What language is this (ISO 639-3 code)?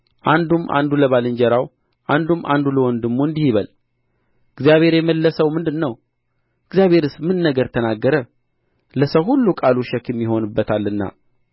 amh